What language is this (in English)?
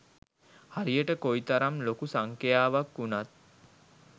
Sinhala